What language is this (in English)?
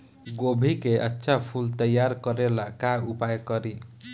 Bhojpuri